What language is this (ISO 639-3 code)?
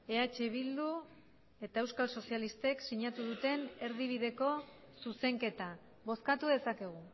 eus